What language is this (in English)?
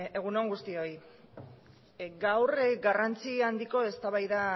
Basque